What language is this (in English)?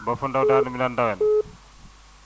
Wolof